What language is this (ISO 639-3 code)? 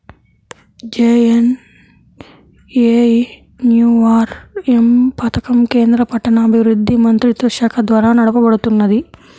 tel